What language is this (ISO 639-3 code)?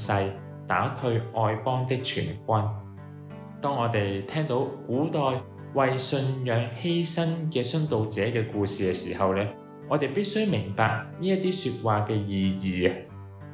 zho